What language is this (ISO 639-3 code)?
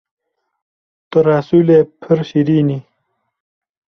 kur